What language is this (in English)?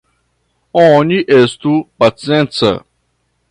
Esperanto